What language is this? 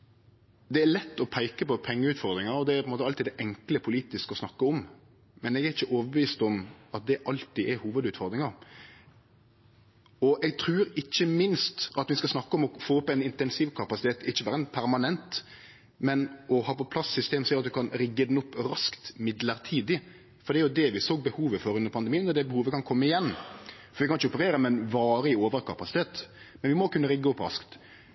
Norwegian Nynorsk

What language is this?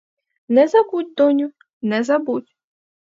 Ukrainian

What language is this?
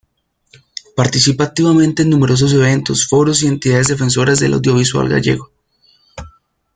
Spanish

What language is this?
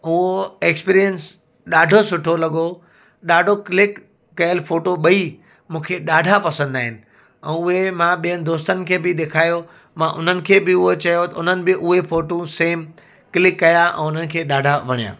Sindhi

